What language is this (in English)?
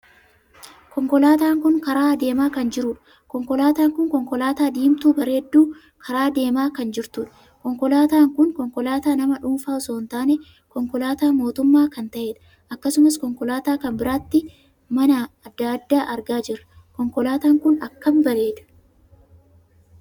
Oromo